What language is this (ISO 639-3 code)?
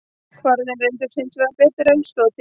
isl